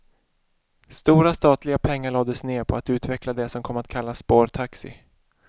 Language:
Swedish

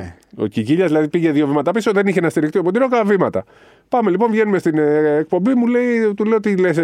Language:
Greek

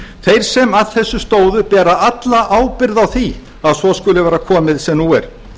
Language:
Icelandic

